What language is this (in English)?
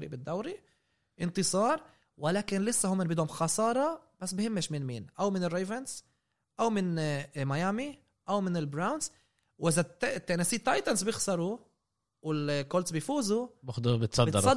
Arabic